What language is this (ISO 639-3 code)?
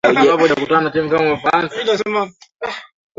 swa